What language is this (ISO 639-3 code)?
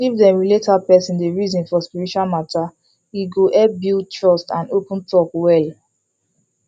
pcm